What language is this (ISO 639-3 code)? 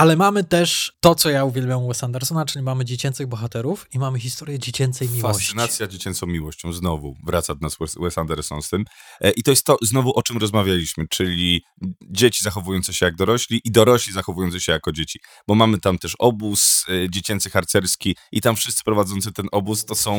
pol